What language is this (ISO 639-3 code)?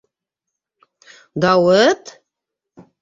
bak